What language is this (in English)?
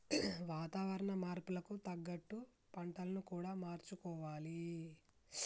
Telugu